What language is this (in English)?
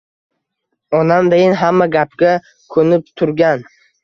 Uzbek